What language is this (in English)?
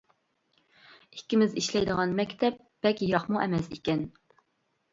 Uyghur